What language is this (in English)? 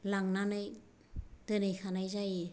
Bodo